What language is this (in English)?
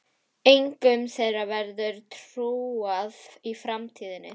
Icelandic